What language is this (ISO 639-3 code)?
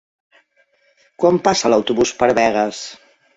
cat